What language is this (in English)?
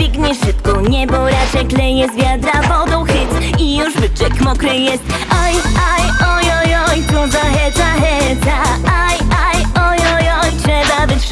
Polish